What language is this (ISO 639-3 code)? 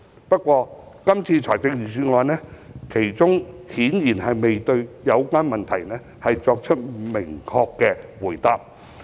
yue